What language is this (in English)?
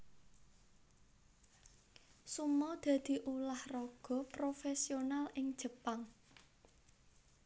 Javanese